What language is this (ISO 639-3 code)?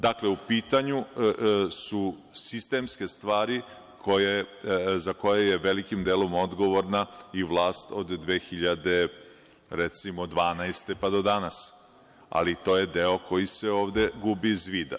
srp